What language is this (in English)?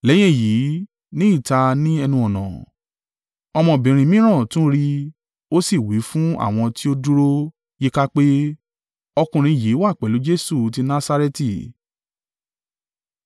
Yoruba